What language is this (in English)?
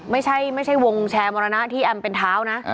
Thai